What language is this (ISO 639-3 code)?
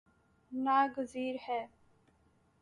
urd